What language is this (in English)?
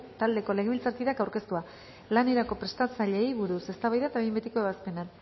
Basque